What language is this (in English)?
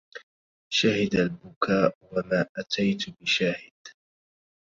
Arabic